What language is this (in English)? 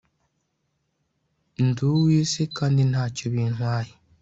Kinyarwanda